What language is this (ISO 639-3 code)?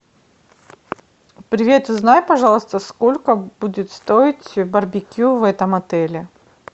rus